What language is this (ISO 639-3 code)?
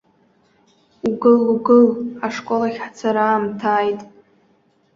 abk